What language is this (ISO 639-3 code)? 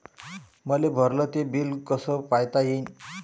mar